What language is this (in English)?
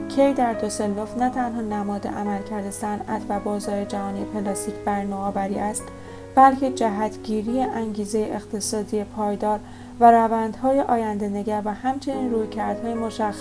Persian